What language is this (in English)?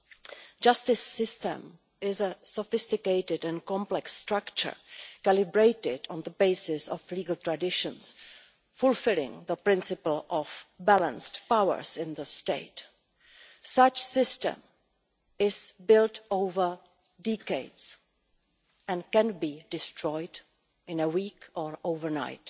English